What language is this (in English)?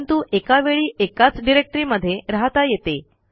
Marathi